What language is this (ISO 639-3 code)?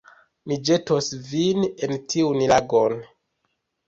epo